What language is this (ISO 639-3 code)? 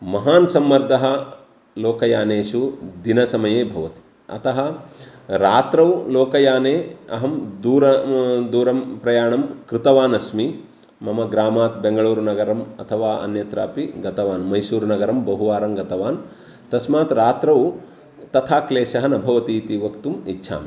san